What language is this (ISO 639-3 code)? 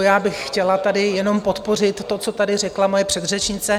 ces